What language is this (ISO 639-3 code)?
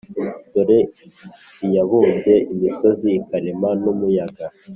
kin